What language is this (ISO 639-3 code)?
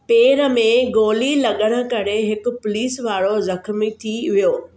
snd